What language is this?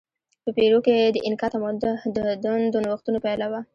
Pashto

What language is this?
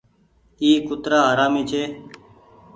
Goaria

